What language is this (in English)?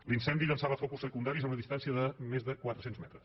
Catalan